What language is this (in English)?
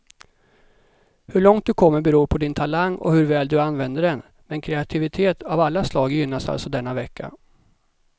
Swedish